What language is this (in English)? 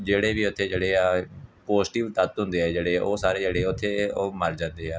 Punjabi